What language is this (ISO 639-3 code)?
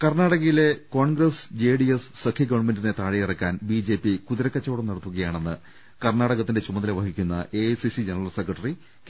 mal